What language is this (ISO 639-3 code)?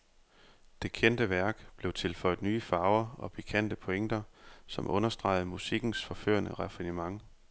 dan